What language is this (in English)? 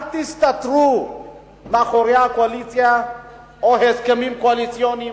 Hebrew